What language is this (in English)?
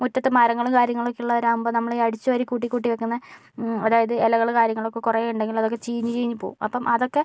Malayalam